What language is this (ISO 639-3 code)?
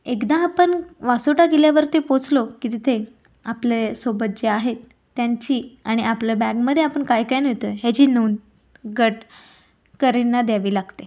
mar